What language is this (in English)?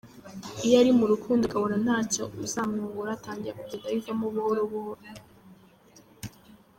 Kinyarwanda